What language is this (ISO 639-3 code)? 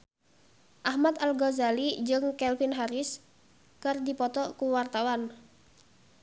sun